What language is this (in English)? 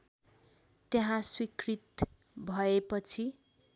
Nepali